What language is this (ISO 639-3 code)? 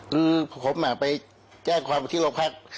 tha